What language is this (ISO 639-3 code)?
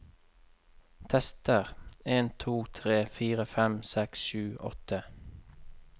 nor